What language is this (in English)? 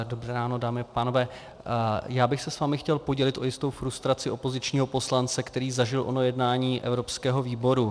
Czech